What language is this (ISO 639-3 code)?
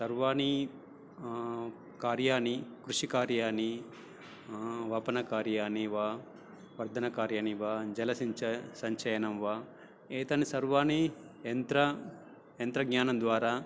san